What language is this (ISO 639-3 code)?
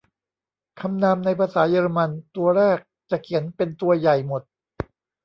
tha